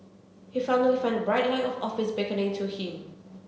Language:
English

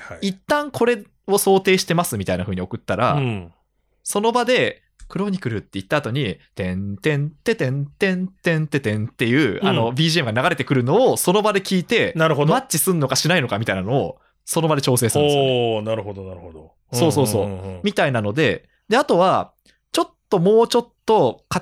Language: Japanese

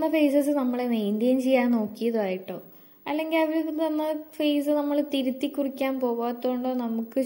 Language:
Malayalam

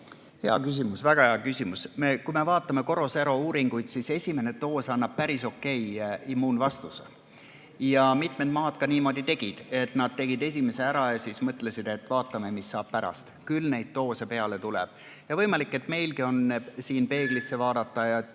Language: Estonian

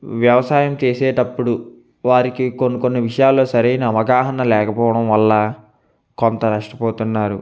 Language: Telugu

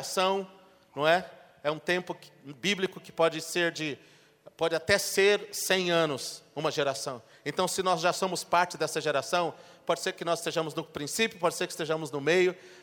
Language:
Portuguese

